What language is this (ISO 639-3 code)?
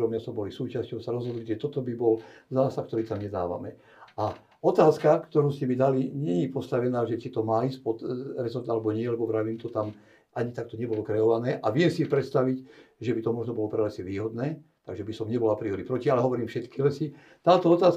slk